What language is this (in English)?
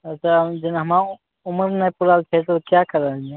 Maithili